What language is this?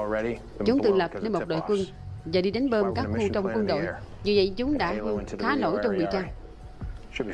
Vietnamese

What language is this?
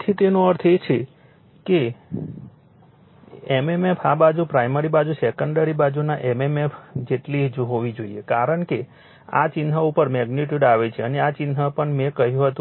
Gujarati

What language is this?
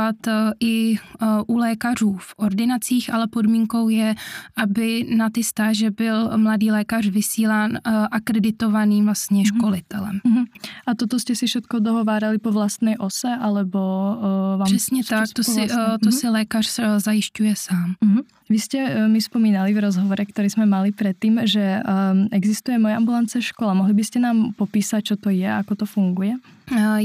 Czech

